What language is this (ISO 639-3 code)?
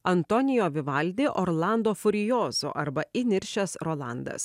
lit